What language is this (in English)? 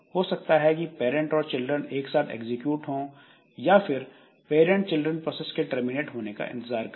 Hindi